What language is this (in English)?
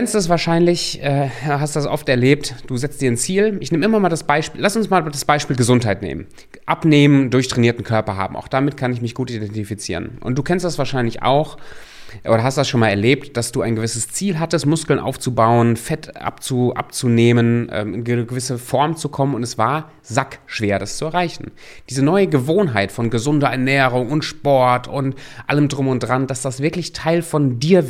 German